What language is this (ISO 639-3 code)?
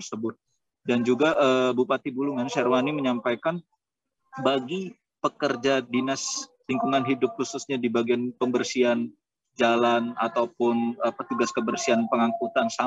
ind